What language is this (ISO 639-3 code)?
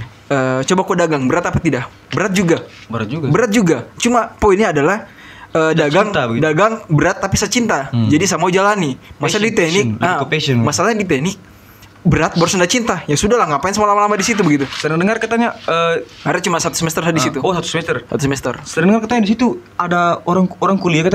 ind